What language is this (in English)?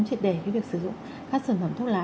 Vietnamese